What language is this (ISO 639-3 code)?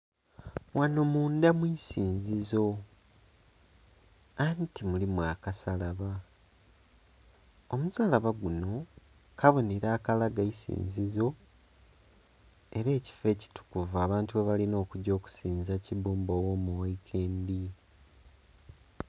xog